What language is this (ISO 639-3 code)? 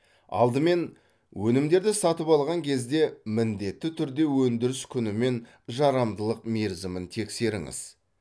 kaz